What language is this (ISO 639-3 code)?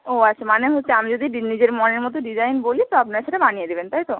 ben